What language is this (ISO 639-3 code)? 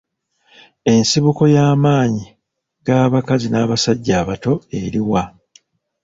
lug